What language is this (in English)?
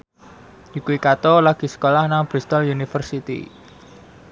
Javanese